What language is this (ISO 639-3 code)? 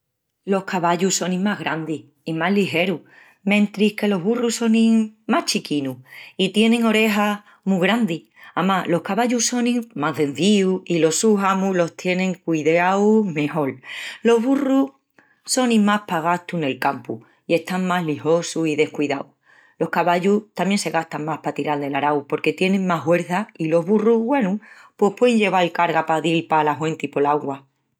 ext